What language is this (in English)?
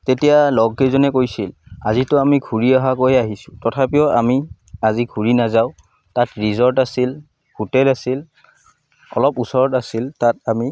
Assamese